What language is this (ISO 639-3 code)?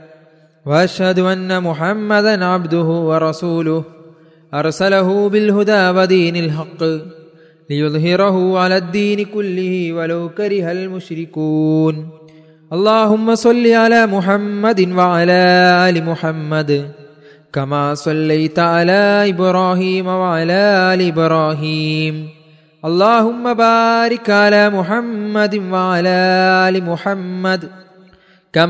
mal